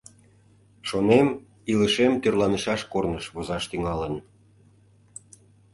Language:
Mari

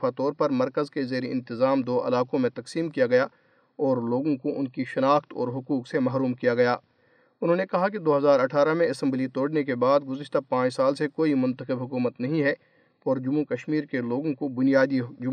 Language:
Urdu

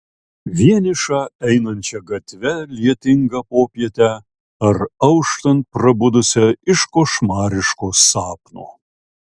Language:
Lithuanian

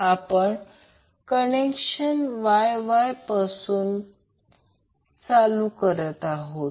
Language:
Marathi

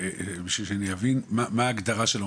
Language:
Hebrew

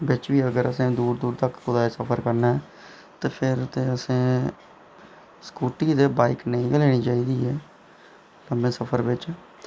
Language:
Dogri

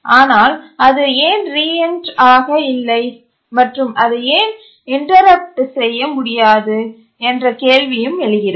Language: Tamil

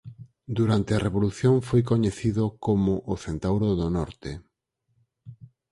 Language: Galician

